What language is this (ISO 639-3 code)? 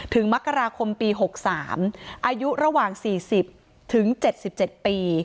tha